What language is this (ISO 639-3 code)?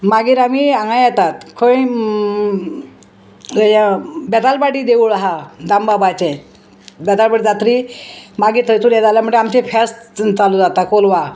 kok